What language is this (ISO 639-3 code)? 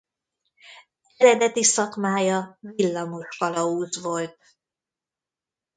hun